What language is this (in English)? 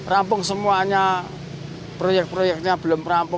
Indonesian